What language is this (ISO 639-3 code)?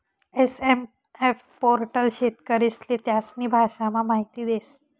mar